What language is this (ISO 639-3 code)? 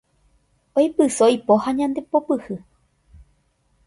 grn